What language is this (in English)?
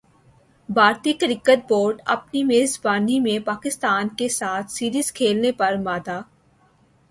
Urdu